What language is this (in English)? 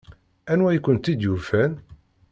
Kabyle